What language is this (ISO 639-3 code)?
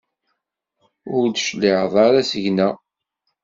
kab